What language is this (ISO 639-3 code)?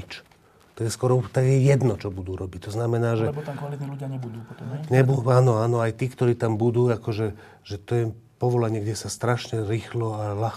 slk